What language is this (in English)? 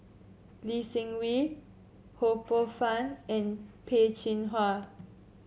English